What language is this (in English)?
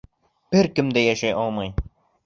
Bashkir